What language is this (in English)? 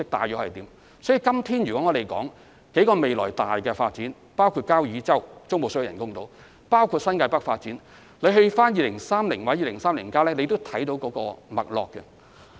Cantonese